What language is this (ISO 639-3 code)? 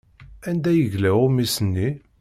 kab